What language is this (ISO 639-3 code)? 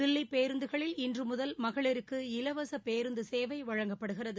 tam